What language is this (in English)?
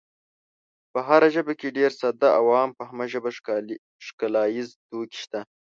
Pashto